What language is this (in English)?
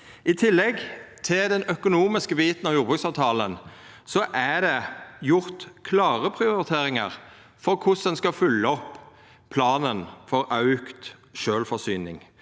Norwegian